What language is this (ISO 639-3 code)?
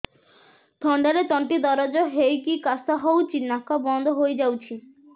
ori